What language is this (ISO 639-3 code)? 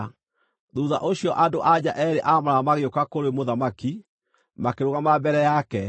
kik